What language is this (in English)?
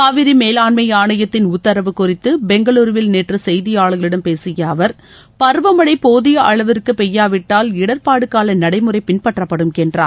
Tamil